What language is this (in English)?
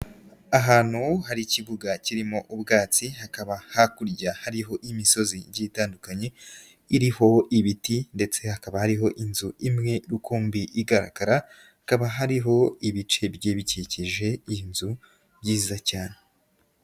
Kinyarwanda